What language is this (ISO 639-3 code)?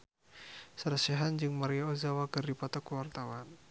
sun